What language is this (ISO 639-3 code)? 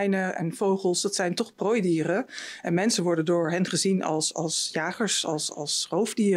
nld